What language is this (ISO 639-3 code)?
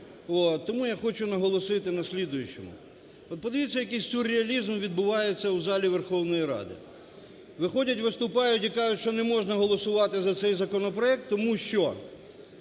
ukr